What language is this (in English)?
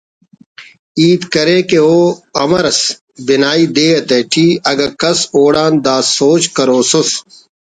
Brahui